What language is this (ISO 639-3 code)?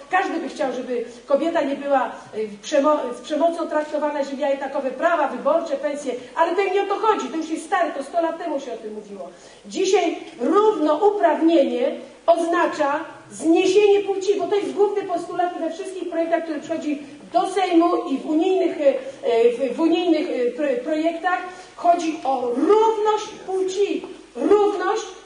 pol